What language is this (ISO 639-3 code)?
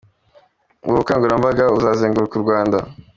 kin